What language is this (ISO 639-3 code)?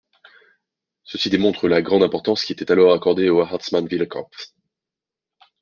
fra